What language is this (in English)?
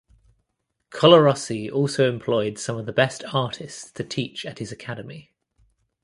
English